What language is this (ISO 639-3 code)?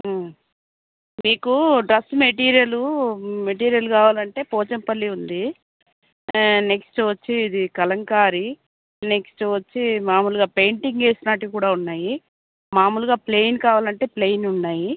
tel